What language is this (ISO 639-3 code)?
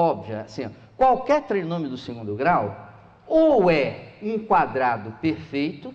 por